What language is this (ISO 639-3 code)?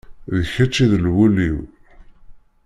kab